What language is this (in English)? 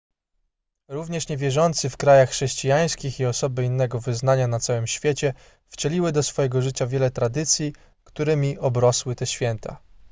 Polish